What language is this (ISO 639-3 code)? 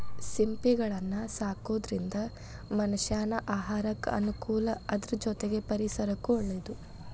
kan